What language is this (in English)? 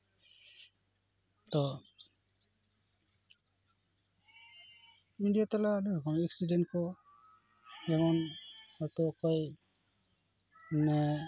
Santali